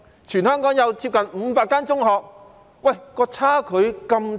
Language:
Cantonese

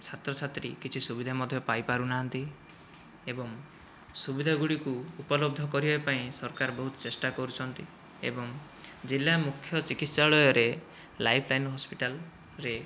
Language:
Odia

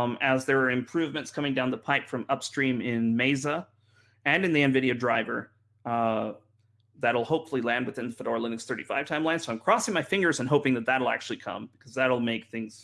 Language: English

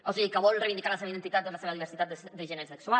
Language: Catalan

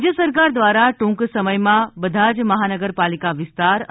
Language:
Gujarati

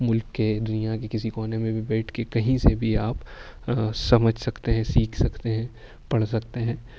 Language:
Urdu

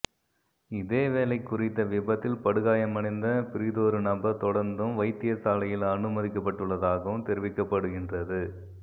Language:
Tamil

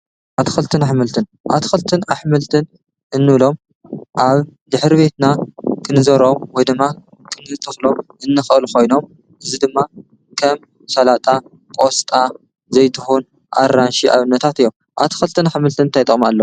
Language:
Tigrinya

